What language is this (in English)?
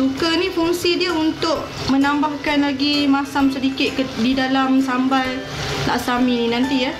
Malay